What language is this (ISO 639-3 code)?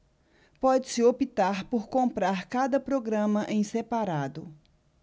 por